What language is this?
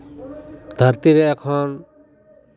Santali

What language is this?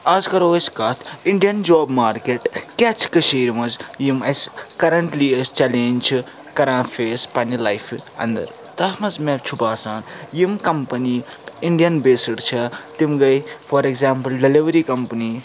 Kashmiri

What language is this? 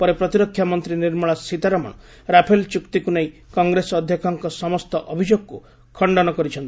Odia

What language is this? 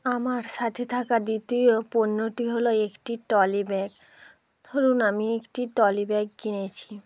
Bangla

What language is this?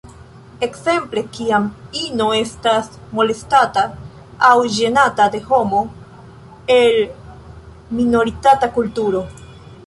Esperanto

